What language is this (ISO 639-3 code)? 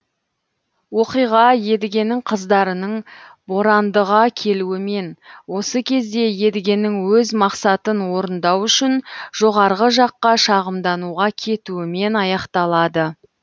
kaz